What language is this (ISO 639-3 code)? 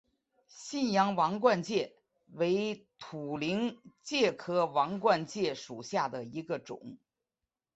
zho